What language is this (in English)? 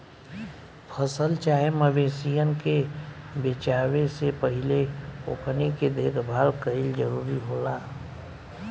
Bhojpuri